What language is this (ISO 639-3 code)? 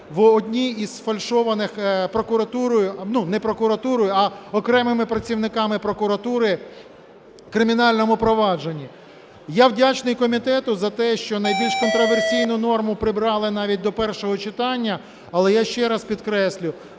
ukr